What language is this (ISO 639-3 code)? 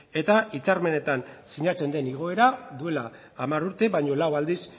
eus